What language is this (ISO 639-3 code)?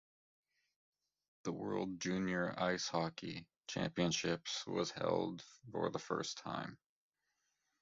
eng